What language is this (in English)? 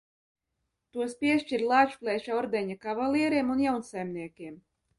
Latvian